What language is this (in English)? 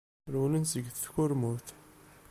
Kabyle